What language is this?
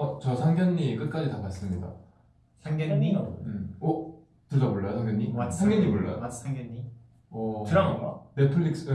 Korean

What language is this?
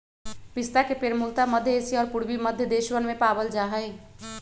Magahi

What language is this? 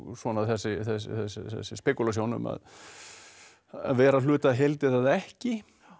Icelandic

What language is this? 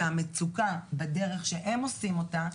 Hebrew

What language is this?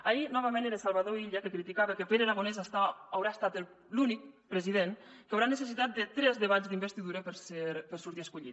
Catalan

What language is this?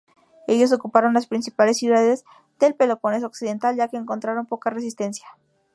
Spanish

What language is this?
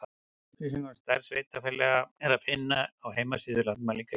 Icelandic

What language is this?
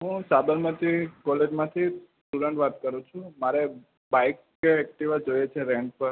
Gujarati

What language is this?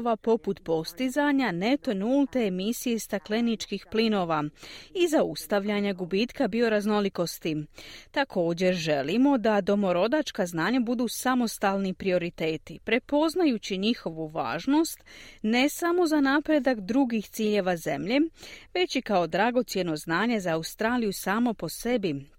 Croatian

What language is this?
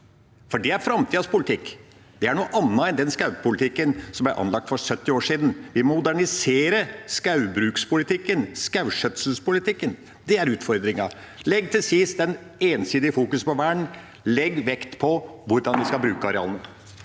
Norwegian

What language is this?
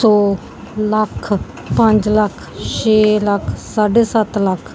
Punjabi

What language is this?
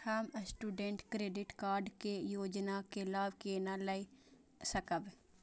Maithili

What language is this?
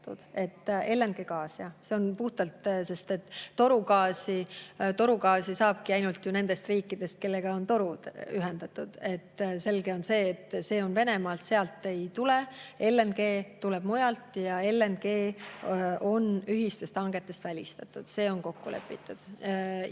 Estonian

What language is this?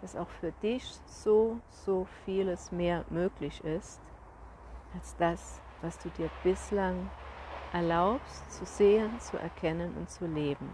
German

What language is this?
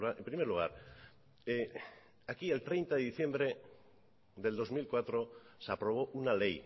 Spanish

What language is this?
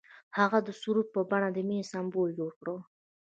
Pashto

